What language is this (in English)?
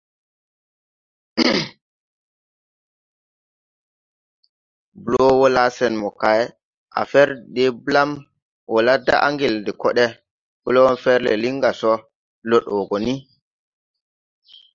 Tupuri